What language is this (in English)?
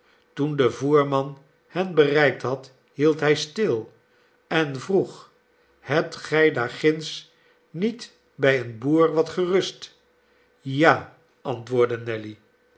Dutch